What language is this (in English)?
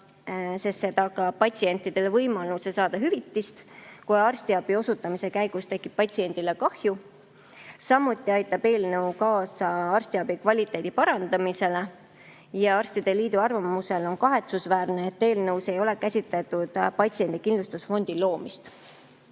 Estonian